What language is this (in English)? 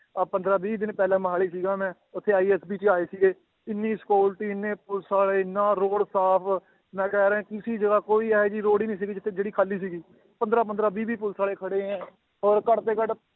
Punjabi